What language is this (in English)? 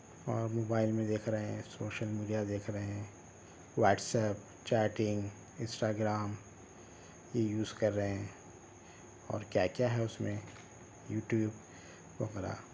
Urdu